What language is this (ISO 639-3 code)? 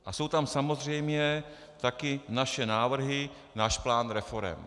ces